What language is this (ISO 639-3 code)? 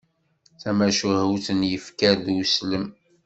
kab